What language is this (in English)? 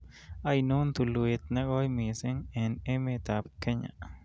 Kalenjin